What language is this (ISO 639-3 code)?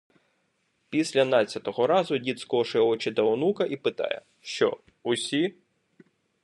ukr